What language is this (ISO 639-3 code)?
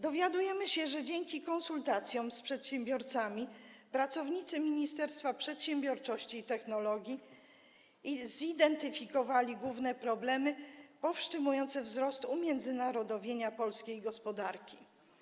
pol